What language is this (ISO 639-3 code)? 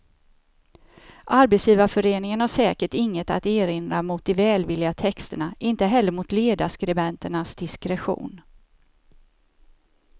swe